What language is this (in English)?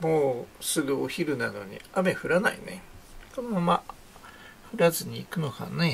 Japanese